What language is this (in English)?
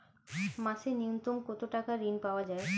Bangla